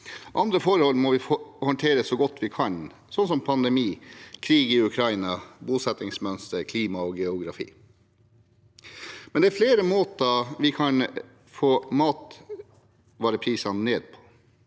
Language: Norwegian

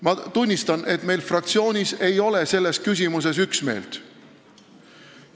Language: Estonian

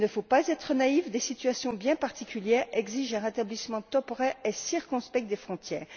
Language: French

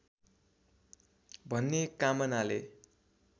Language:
Nepali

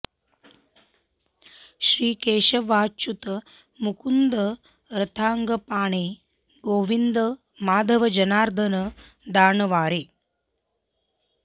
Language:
Sanskrit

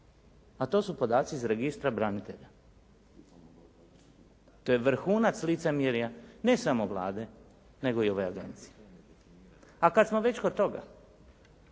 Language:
Croatian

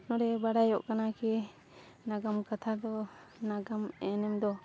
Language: Santali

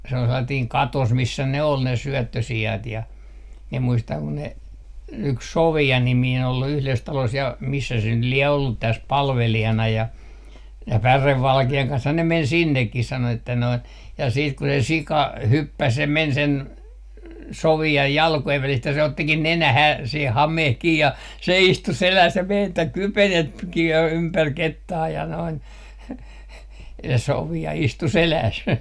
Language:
Finnish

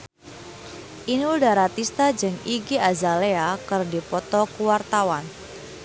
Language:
Sundanese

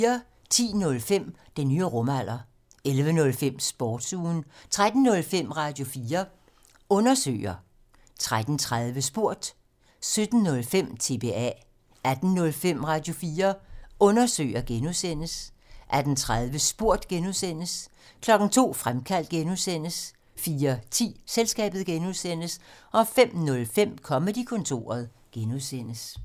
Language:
Danish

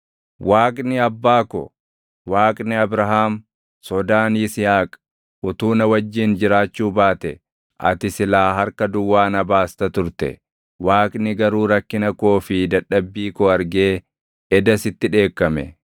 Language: Oromo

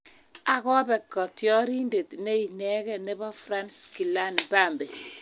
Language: Kalenjin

